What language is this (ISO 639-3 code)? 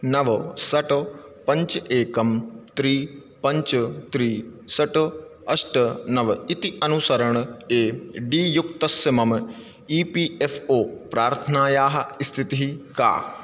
san